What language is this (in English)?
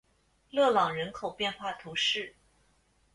Chinese